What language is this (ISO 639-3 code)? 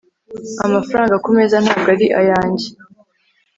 kin